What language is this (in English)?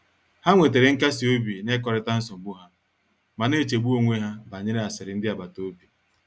Igbo